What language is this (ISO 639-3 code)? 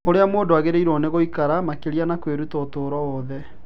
kik